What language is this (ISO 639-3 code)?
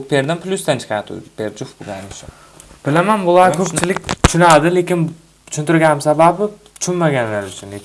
tur